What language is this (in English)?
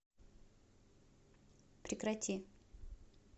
Russian